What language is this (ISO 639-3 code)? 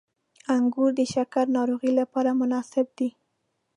pus